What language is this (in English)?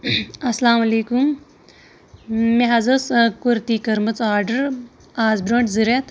Kashmiri